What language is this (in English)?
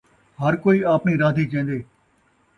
Saraiki